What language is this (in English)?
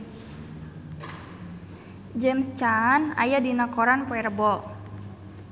Sundanese